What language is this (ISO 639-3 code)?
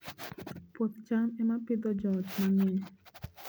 luo